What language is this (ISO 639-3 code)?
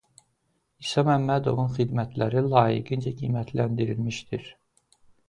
aze